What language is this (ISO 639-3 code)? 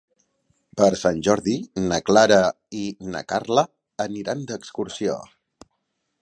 cat